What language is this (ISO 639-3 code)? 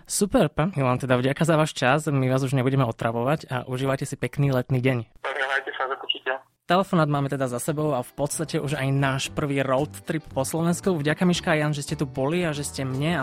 slk